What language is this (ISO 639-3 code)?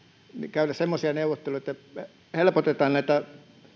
fin